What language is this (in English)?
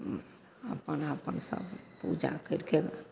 Maithili